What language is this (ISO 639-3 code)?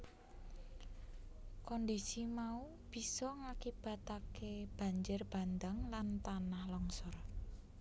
jav